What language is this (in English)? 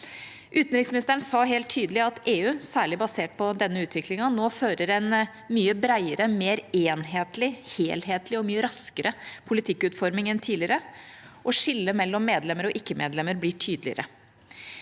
Norwegian